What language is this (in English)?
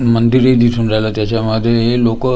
Marathi